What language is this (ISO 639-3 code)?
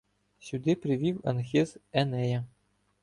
ukr